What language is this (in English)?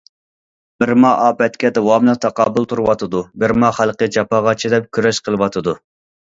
Uyghur